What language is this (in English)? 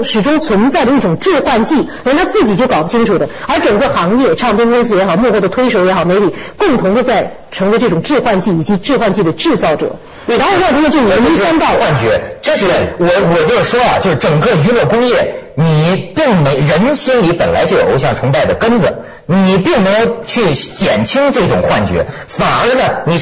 Chinese